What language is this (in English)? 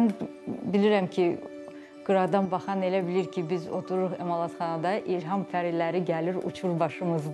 Turkish